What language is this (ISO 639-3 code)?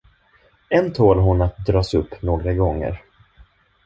swe